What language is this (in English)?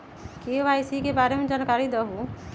Magahi